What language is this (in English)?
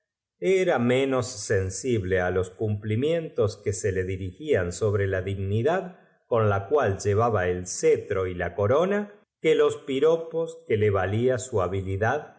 Spanish